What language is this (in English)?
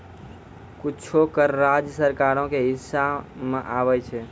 Maithili